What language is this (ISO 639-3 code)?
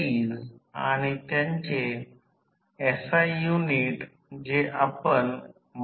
mar